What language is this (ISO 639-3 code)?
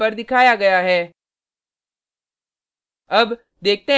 hin